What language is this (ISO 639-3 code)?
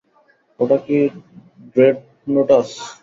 ben